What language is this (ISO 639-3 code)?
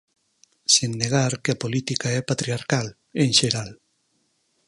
glg